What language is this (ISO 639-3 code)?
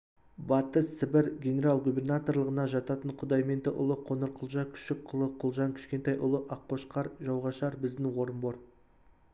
kaz